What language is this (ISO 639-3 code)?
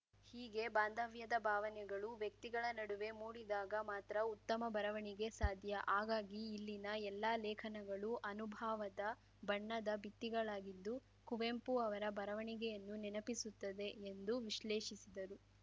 kan